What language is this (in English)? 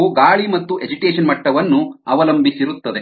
Kannada